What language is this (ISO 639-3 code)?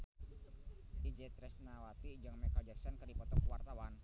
sun